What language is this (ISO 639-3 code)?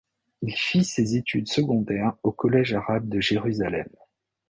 fra